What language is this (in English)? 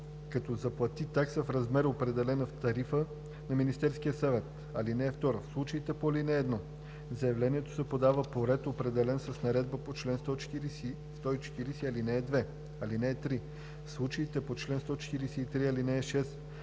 Bulgarian